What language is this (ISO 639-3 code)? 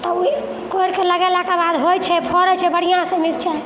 mai